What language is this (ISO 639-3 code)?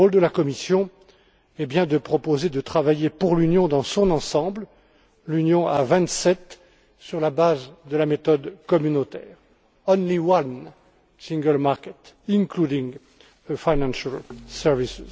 fra